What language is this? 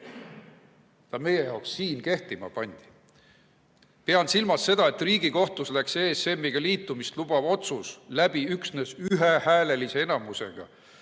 Estonian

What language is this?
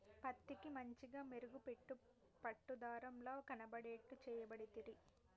Telugu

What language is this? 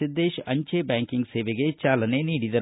Kannada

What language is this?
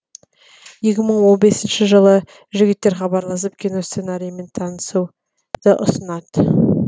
Kazakh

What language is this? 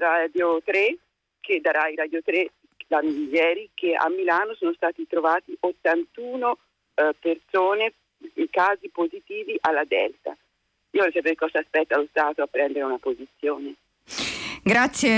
Italian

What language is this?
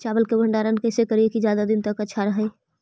Magahi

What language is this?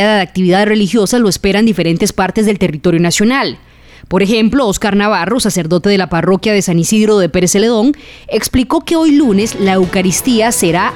Spanish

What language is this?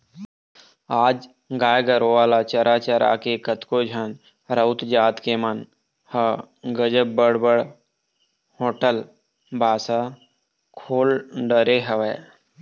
Chhattisgarhi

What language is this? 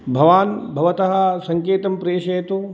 Sanskrit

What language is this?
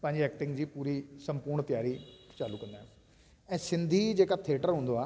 Sindhi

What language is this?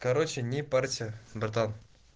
Russian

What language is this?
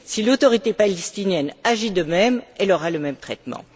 French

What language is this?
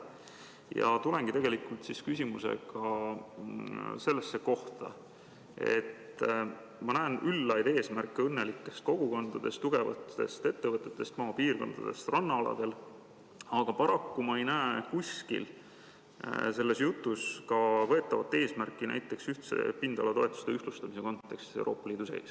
Estonian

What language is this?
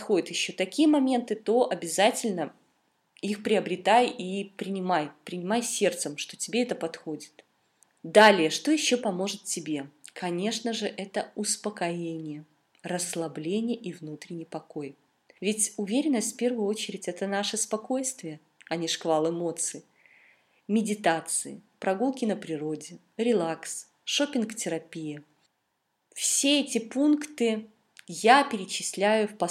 Russian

